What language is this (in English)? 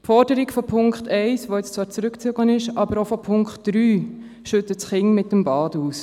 Swiss German